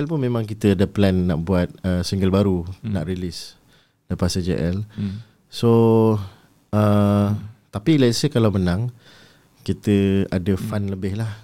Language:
Malay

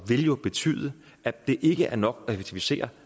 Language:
Danish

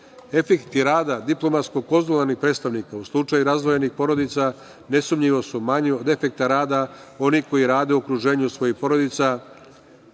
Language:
Serbian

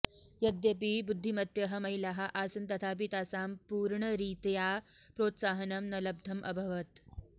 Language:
Sanskrit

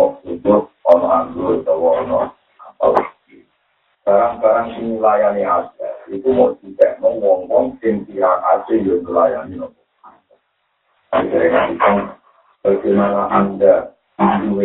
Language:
Malay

